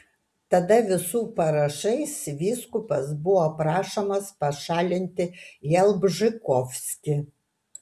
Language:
Lithuanian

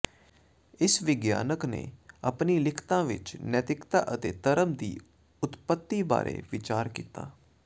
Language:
Punjabi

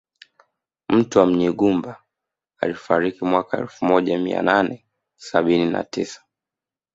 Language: Swahili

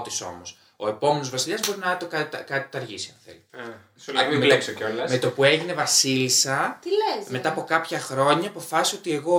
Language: Greek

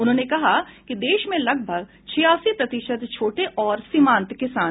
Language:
Hindi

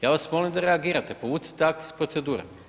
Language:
Croatian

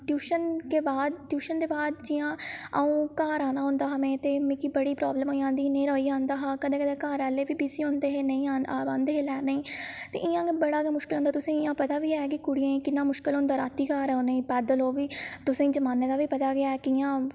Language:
Dogri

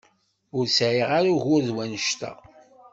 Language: Kabyle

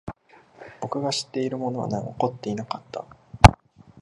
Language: Japanese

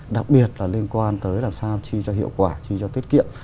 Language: Vietnamese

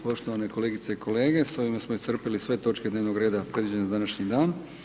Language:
Croatian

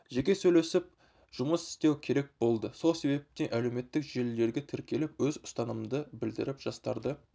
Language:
Kazakh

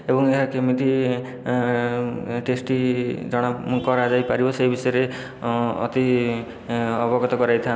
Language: Odia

